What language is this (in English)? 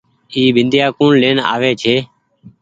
Goaria